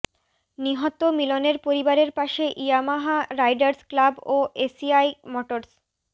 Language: Bangla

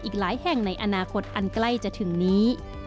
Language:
Thai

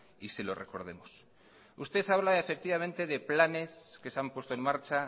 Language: Spanish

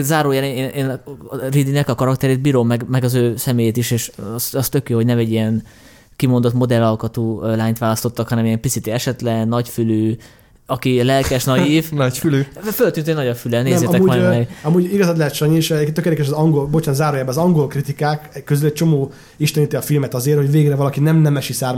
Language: Hungarian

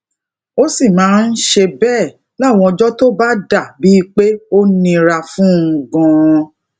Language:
Yoruba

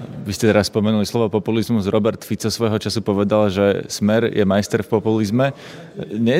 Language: Slovak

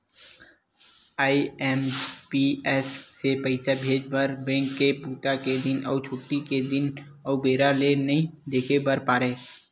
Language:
Chhattisgarhi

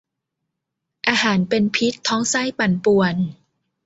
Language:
Thai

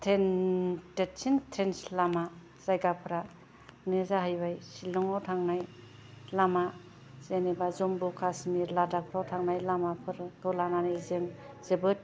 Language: Bodo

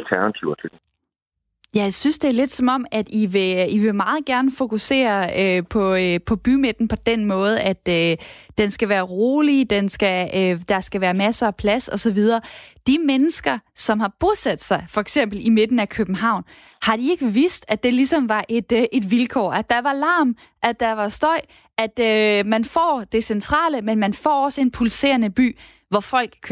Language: Danish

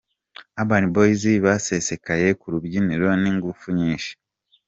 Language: Kinyarwanda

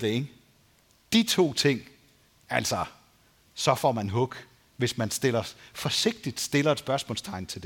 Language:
Danish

